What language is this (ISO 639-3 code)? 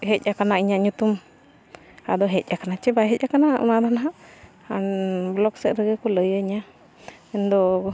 sat